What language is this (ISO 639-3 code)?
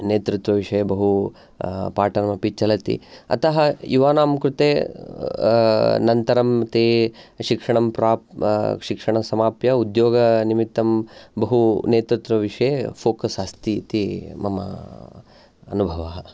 san